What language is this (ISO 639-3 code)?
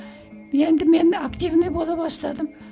kaz